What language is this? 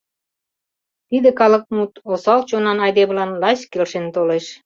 Mari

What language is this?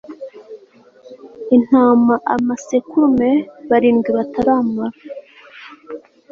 Kinyarwanda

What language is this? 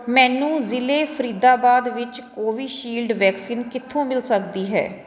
Punjabi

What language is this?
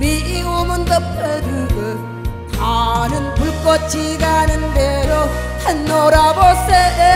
Korean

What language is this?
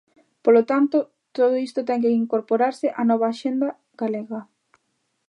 Galician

